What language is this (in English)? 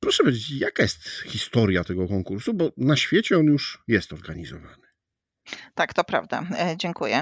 Polish